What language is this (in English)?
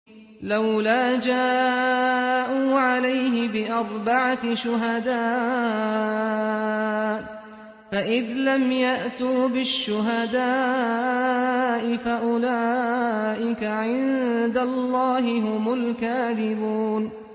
Arabic